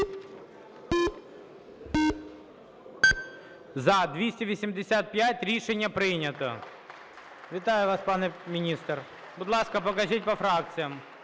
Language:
Ukrainian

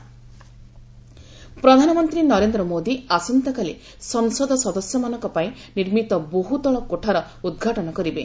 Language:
Odia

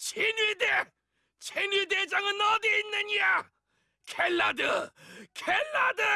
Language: Korean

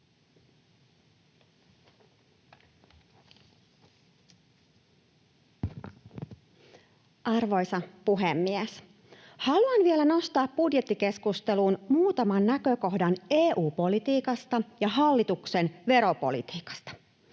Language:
Finnish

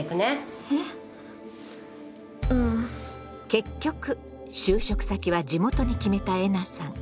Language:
Japanese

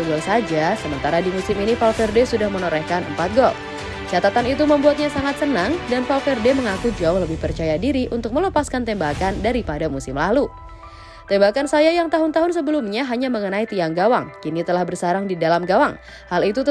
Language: Indonesian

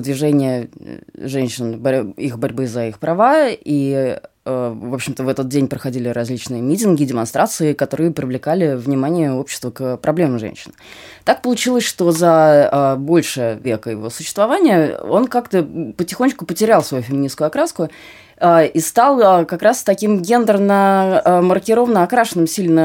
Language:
Russian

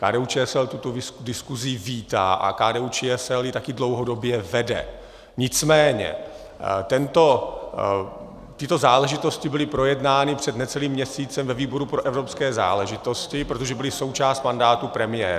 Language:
Czech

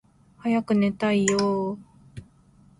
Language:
Japanese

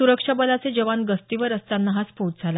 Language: Marathi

